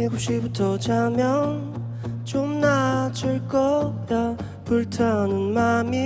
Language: Korean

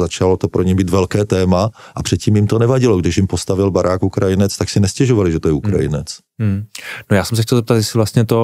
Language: Czech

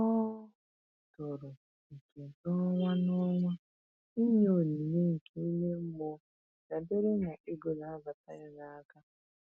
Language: Igbo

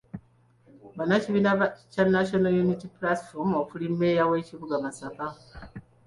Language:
Ganda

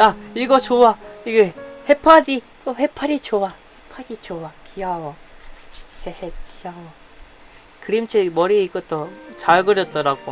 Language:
Korean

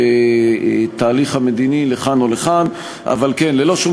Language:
Hebrew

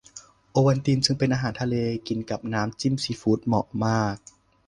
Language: Thai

